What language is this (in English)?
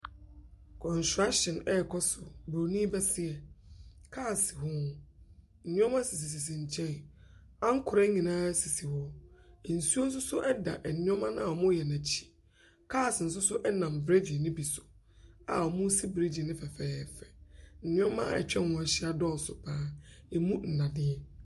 Akan